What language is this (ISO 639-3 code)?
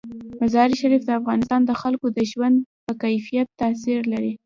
pus